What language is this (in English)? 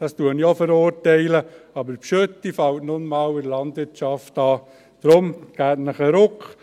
Swiss German